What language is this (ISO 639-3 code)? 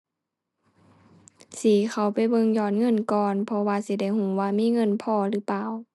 tha